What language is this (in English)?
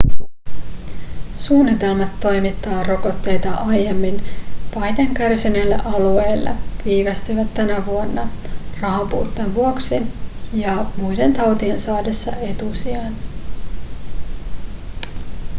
Finnish